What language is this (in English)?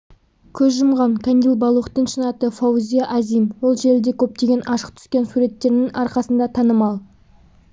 Kazakh